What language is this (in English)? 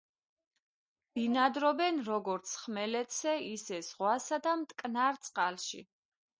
Georgian